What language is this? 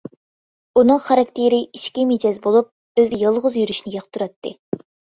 Uyghur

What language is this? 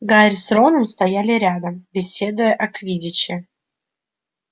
Russian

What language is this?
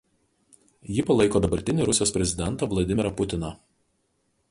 Lithuanian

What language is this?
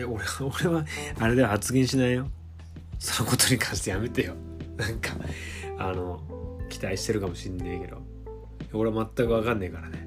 Japanese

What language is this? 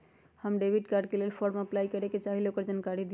Magahi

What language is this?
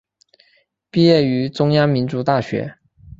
Chinese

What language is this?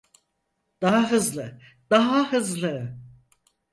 Turkish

